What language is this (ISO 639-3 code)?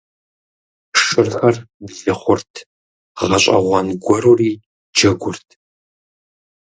kbd